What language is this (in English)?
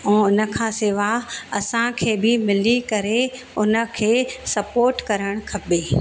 Sindhi